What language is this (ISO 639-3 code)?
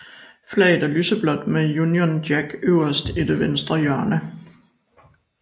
dan